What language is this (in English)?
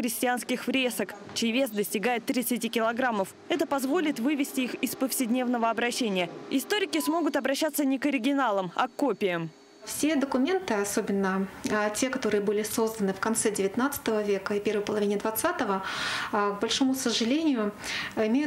Russian